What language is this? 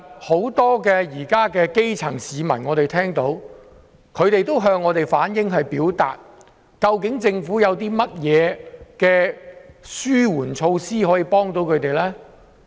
Cantonese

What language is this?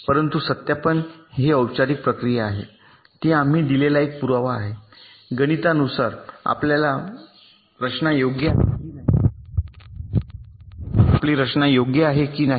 Marathi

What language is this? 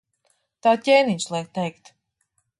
Latvian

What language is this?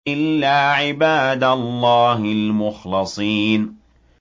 Arabic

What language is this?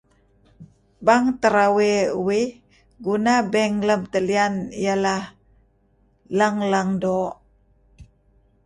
Kelabit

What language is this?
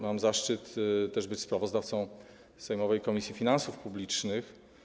Polish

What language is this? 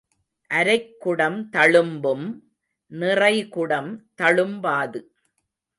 Tamil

